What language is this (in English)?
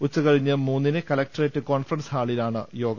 Malayalam